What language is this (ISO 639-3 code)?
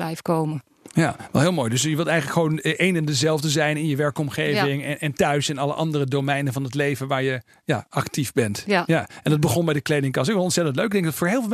nld